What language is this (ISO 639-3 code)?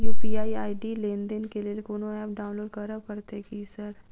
mai